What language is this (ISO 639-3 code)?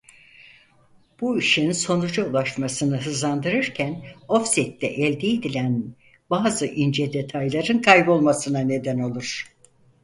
tur